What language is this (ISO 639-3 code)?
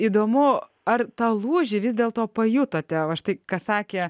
lit